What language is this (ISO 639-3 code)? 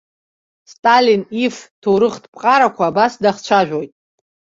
abk